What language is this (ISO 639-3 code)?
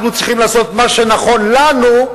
heb